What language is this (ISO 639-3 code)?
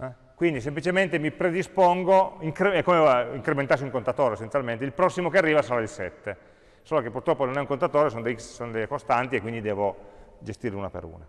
ita